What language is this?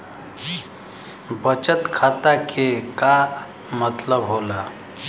Bhojpuri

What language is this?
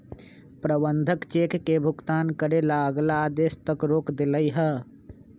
Magahi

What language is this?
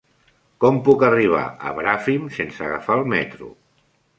Catalan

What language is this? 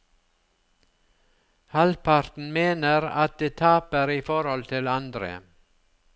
Norwegian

